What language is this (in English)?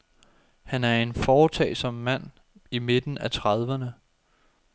Danish